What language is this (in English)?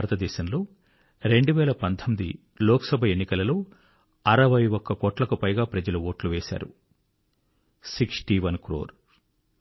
Telugu